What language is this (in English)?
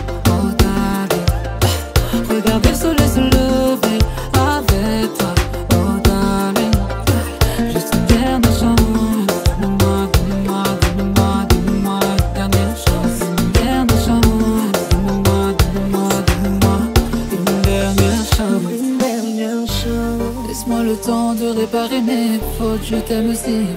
French